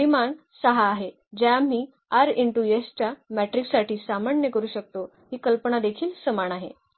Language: Marathi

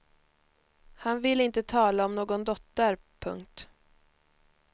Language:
Swedish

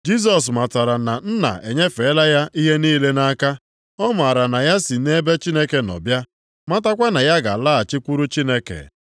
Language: Igbo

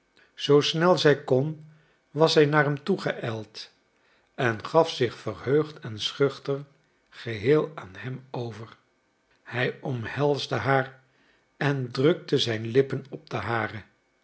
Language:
Dutch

